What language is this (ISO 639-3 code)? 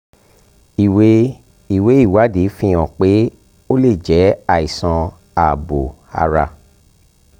yor